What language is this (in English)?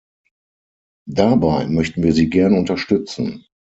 German